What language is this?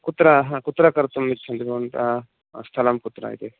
Sanskrit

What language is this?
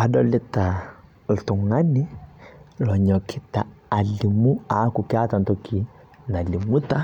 Masai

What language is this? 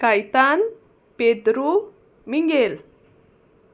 Konkani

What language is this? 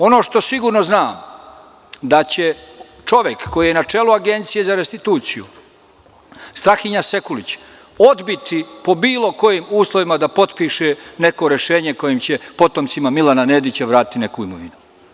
Serbian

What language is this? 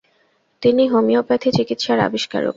Bangla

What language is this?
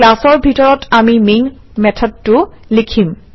Assamese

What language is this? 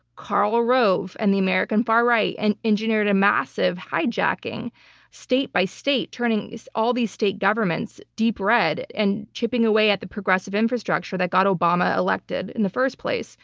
English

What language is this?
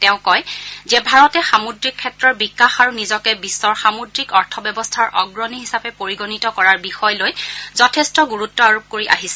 Assamese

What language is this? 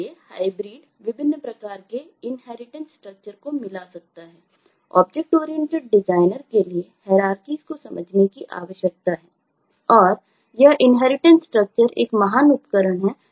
Hindi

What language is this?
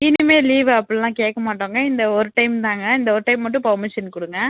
Tamil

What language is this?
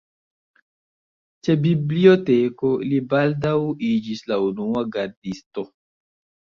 Esperanto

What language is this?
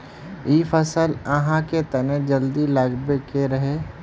Magahi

